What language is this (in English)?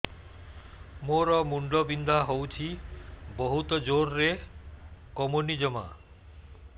Odia